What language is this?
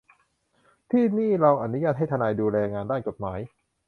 Thai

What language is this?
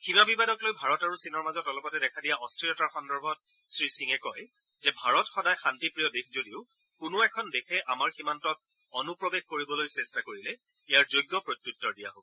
Assamese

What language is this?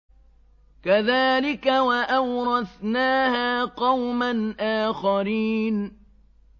Arabic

